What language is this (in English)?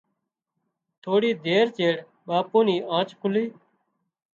Wadiyara Koli